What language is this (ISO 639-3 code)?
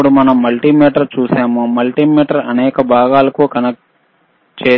tel